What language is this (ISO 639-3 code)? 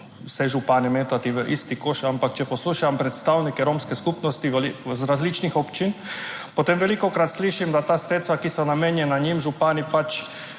slv